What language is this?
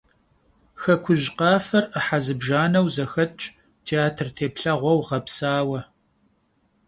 Kabardian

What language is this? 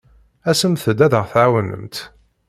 Kabyle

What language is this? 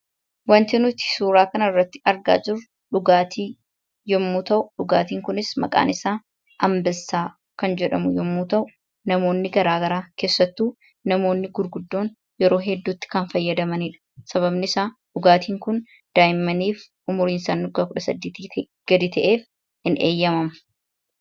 Oromo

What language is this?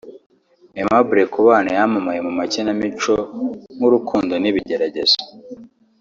Kinyarwanda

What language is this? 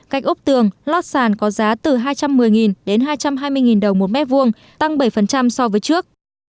Vietnamese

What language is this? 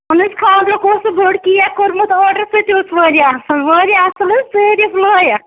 Kashmiri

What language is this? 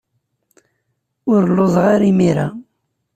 Kabyle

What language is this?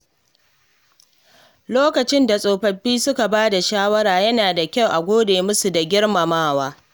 Hausa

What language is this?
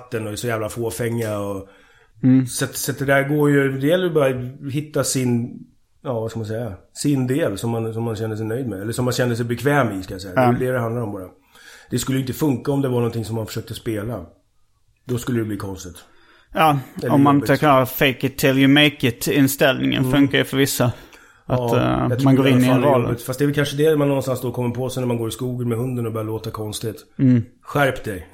Swedish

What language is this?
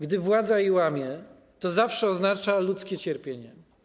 Polish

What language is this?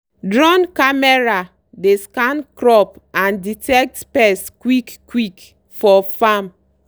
Nigerian Pidgin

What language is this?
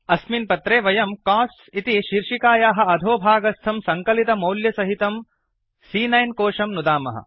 Sanskrit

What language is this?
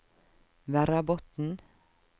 Norwegian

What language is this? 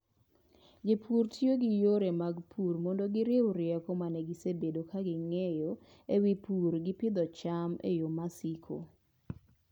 Luo (Kenya and Tanzania)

